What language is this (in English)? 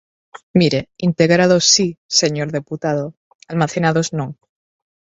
Galician